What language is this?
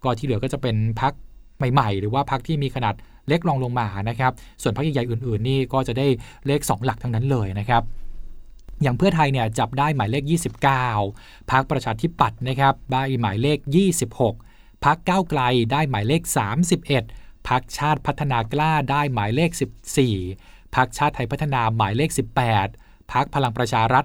Thai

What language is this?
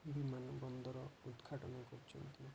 Odia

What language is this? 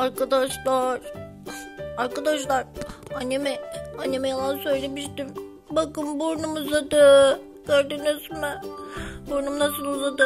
Turkish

